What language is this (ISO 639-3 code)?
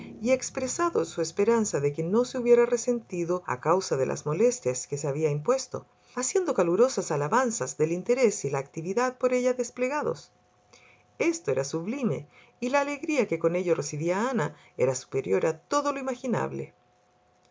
spa